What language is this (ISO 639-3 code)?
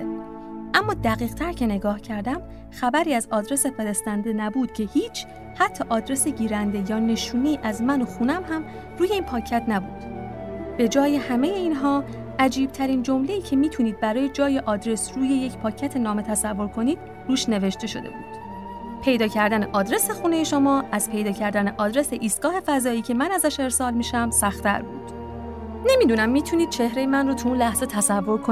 fas